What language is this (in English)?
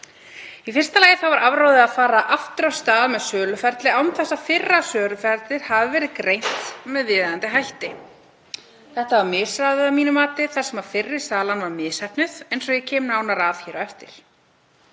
Icelandic